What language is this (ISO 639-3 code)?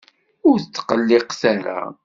kab